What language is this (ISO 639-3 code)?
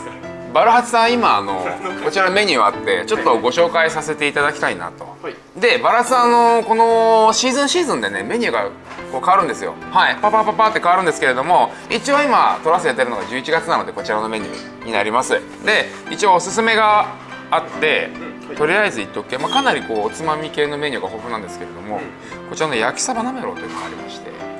jpn